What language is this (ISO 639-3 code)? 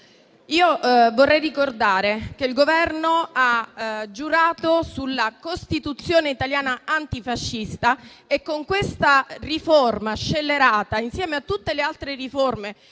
ita